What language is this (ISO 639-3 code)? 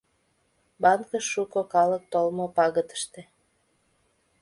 chm